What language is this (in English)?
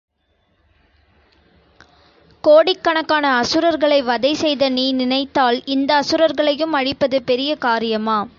Tamil